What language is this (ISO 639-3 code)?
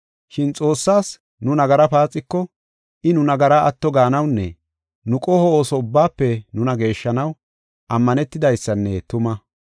gof